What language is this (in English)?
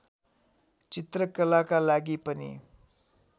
Nepali